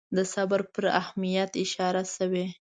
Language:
Pashto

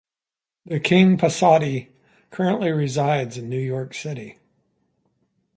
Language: English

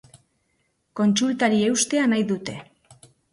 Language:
Basque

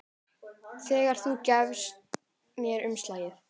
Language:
Icelandic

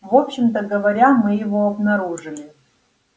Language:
Russian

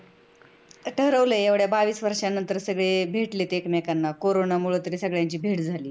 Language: Marathi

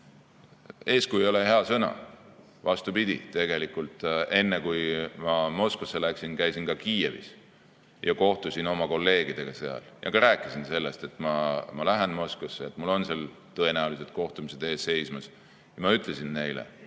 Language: Estonian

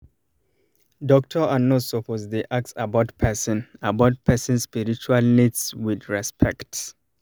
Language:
Nigerian Pidgin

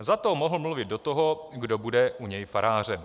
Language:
Czech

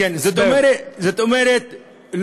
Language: Hebrew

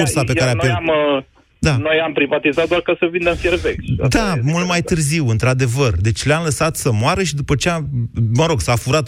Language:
Romanian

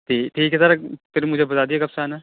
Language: Urdu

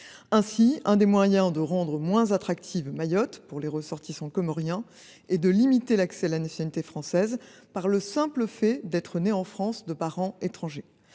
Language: French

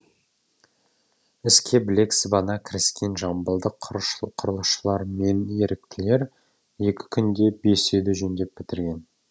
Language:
Kazakh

